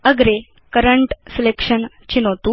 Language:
Sanskrit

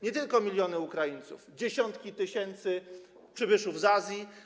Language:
Polish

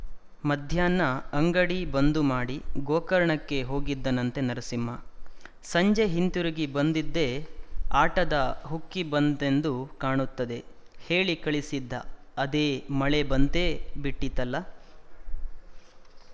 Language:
Kannada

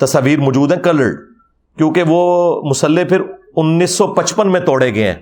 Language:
Urdu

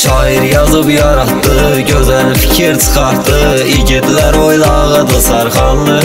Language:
Turkish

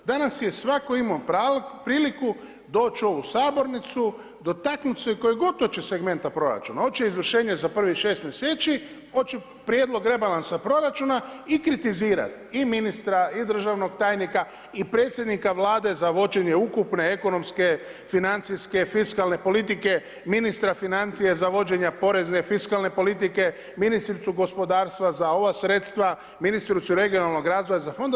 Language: Croatian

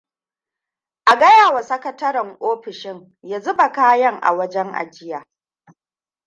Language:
Hausa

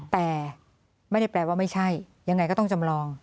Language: Thai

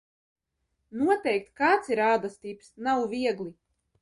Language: Latvian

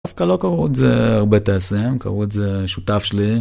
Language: Hebrew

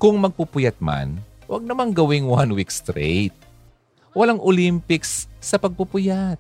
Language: Filipino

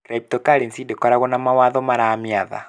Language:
Kikuyu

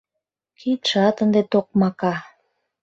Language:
Mari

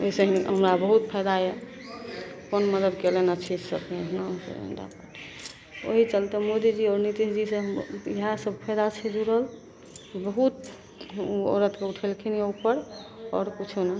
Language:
Maithili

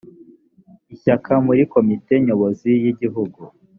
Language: Kinyarwanda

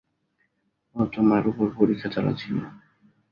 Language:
Bangla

